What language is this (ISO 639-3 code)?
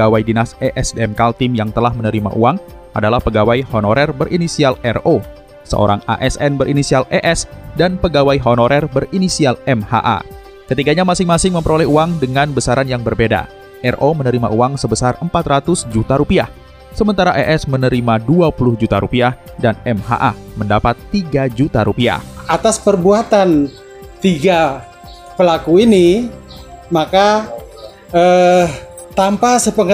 ind